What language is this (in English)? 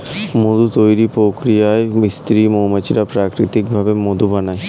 Bangla